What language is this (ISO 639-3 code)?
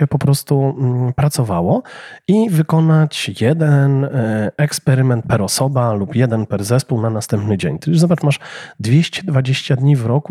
pol